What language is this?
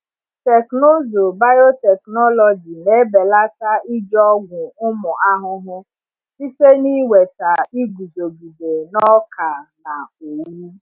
Igbo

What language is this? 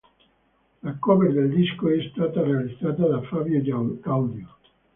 Italian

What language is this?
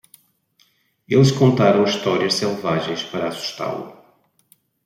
Portuguese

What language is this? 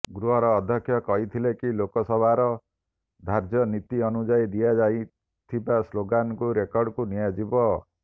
Odia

